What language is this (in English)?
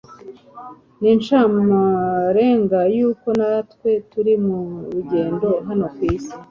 Kinyarwanda